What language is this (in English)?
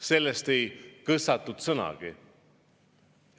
Estonian